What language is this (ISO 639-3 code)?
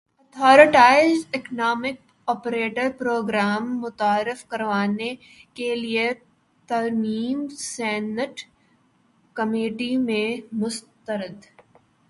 urd